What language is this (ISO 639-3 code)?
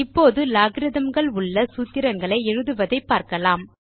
tam